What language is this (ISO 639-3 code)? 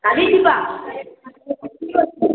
ori